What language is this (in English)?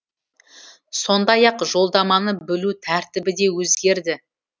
Kazakh